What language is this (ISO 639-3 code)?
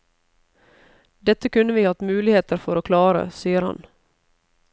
nor